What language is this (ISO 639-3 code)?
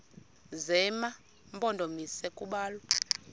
xho